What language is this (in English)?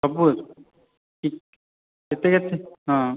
Odia